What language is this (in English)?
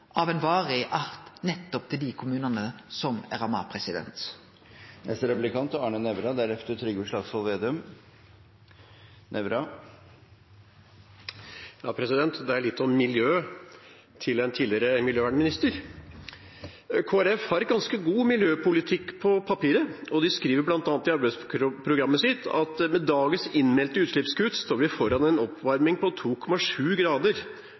Norwegian